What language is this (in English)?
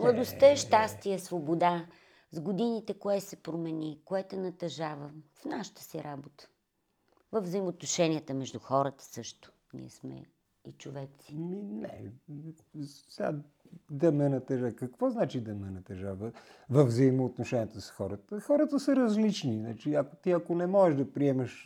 Bulgarian